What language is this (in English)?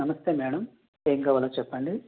Telugu